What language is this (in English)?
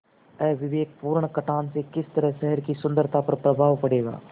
Hindi